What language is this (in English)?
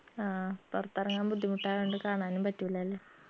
Malayalam